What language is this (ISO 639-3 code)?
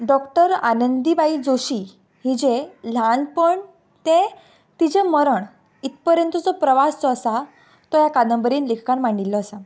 kok